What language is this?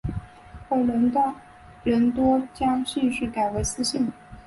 Chinese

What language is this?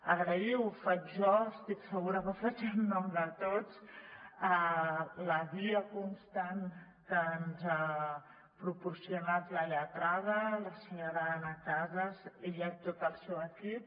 Catalan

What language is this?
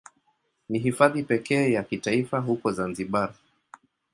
Swahili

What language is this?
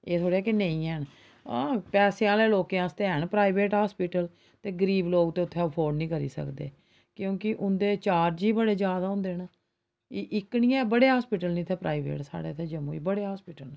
Dogri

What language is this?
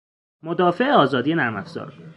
Persian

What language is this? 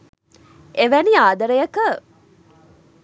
Sinhala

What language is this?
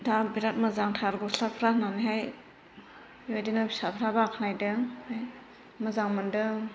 Bodo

